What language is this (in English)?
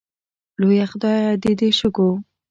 Pashto